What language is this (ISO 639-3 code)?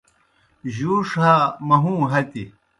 plk